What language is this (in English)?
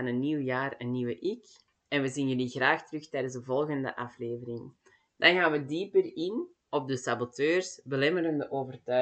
Dutch